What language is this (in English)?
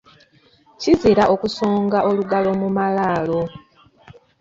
Ganda